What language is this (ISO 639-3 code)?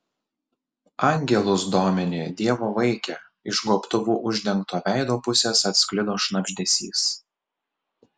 lit